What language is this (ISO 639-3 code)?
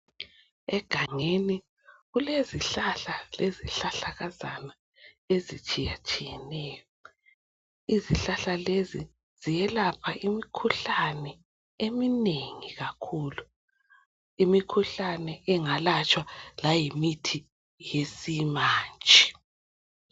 nde